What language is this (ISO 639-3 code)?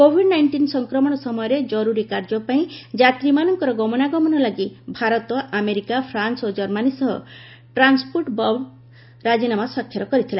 ori